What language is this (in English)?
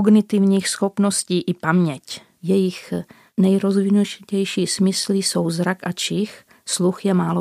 Czech